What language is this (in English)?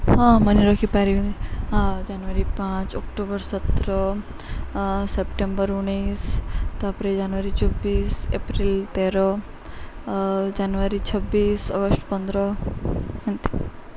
Odia